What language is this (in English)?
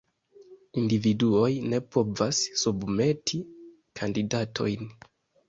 Esperanto